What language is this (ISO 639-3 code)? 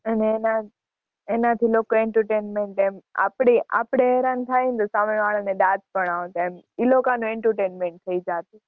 guj